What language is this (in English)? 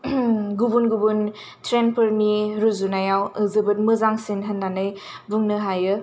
Bodo